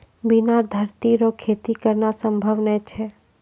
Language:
Maithili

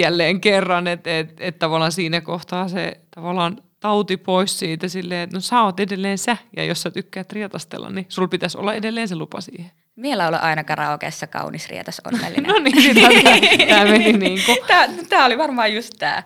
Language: Finnish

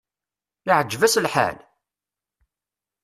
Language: Kabyle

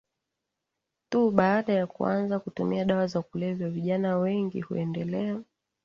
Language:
Swahili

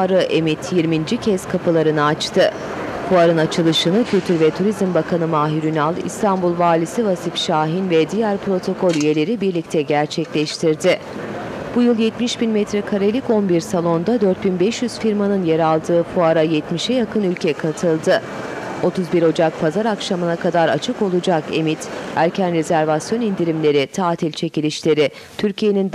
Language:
Turkish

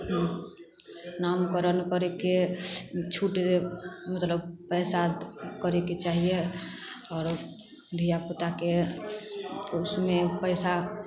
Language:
Maithili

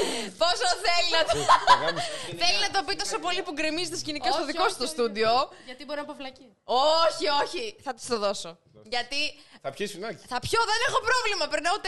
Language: Greek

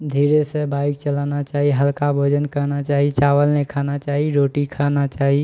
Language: Maithili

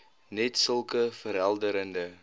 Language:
Afrikaans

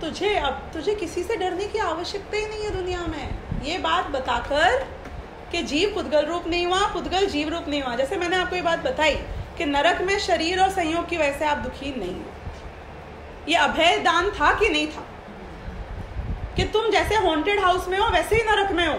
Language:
Hindi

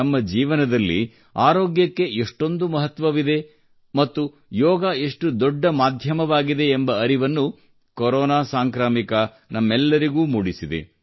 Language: Kannada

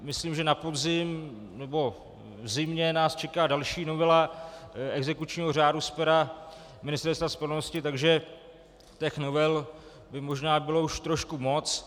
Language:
Czech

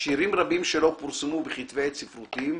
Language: Hebrew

